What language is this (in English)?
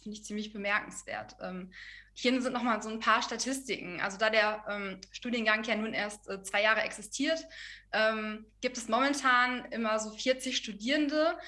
German